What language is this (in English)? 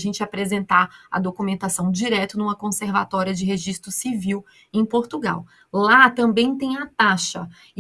Portuguese